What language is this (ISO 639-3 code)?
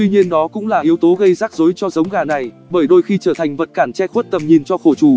vie